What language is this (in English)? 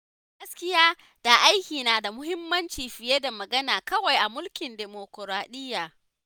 Hausa